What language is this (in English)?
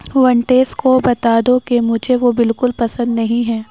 Urdu